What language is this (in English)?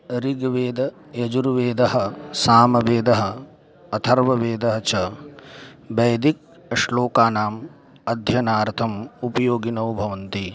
Sanskrit